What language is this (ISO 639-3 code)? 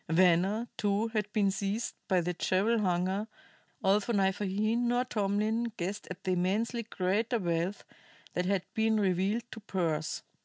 eng